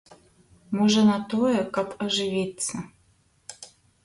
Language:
Belarusian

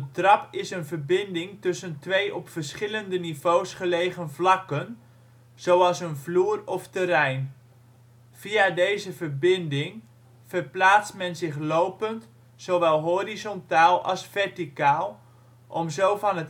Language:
Dutch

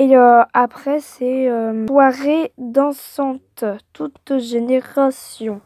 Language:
French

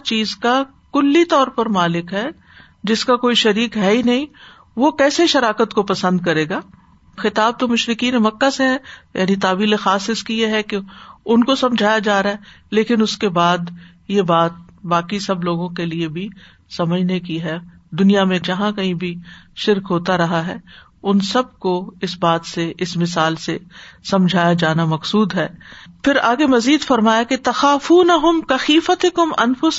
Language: Urdu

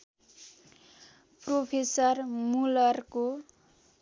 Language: Nepali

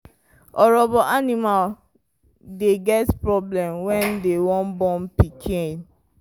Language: Nigerian Pidgin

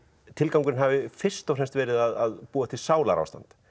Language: Icelandic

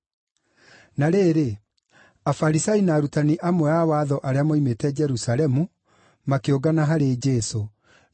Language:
Kikuyu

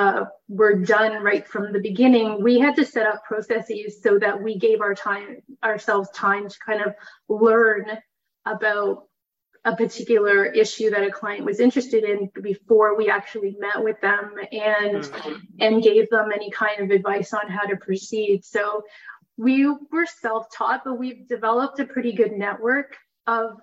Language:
English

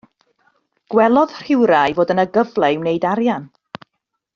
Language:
Welsh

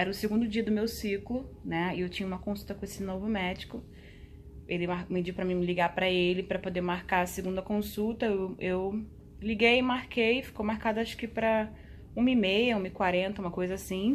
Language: Portuguese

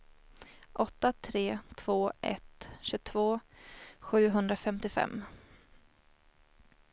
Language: Swedish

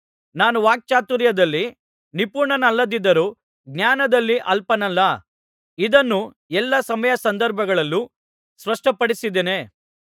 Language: Kannada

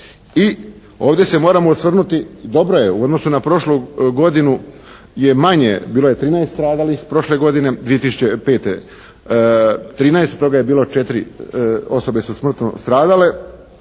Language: Croatian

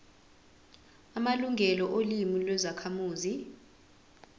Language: Zulu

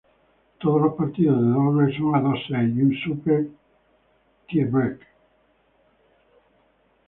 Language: Spanish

